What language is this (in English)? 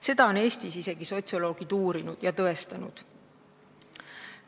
Estonian